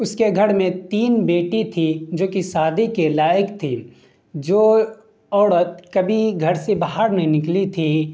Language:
Urdu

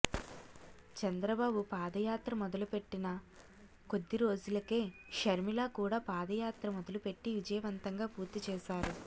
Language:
Telugu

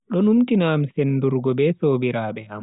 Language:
Bagirmi Fulfulde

